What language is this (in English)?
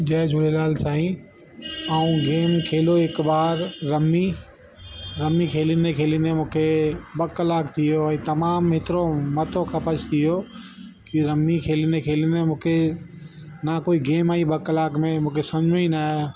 Sindhi